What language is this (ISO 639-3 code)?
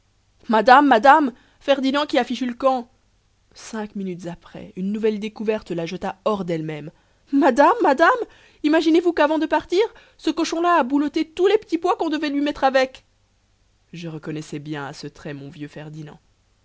fra